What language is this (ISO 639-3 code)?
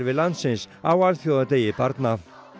isl